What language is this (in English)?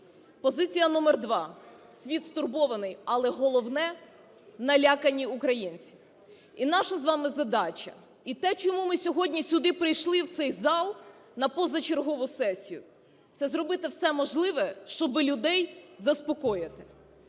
Ukrainian